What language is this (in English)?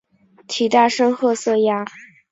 Chinese